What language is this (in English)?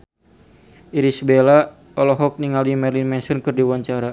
Sundanese